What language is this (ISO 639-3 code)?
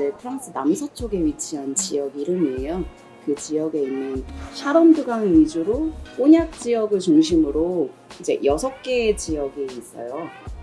kor